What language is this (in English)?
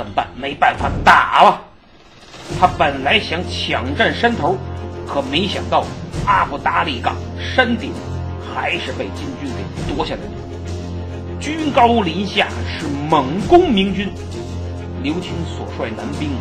Chinese